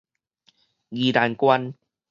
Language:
Min Nan Chinese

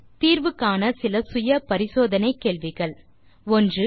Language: Tamil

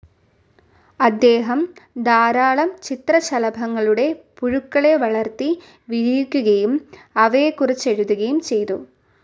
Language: Malayalam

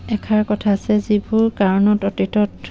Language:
Assamese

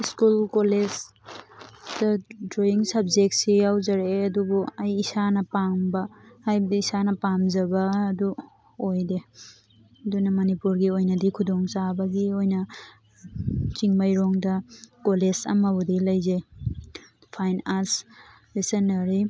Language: Manipuri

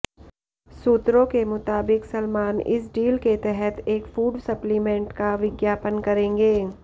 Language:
Hindi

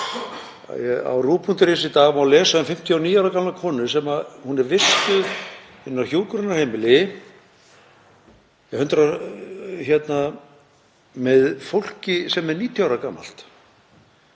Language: Icelandic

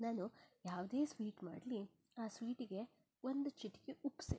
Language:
Kannada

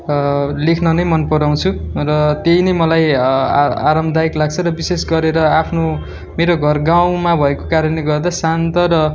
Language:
Nepali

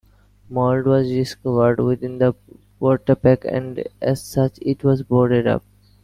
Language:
English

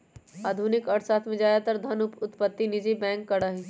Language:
Magahi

